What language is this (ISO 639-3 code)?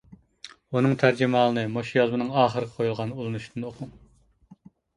uig